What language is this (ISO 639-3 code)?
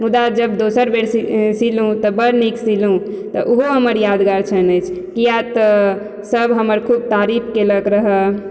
mai